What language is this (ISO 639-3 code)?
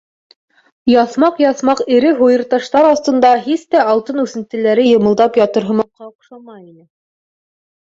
bak